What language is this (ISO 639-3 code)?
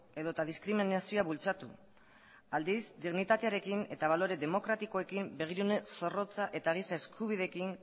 eus